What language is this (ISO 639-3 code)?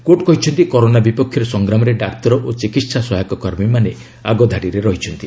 ori